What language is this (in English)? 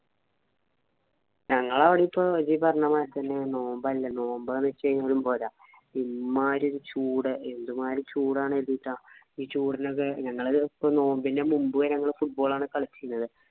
Malayalam